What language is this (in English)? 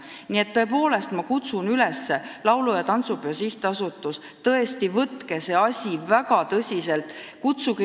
Estonian